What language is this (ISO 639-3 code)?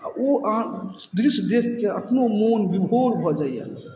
mai